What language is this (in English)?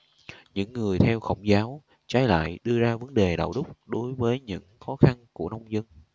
Vietnamese